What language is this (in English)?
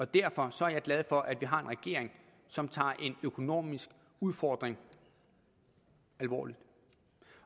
Danish